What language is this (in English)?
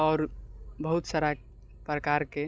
Maithili